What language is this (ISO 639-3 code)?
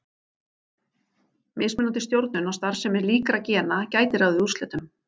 isl